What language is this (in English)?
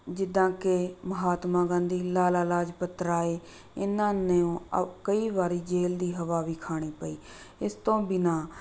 Punjabi